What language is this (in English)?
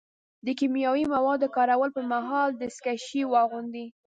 Pashto